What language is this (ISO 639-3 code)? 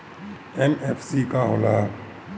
bho